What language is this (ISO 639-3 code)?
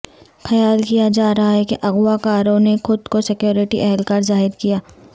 urd